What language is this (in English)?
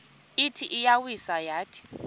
Xhosa